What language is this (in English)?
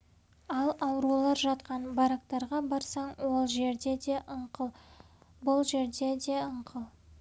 Kazakh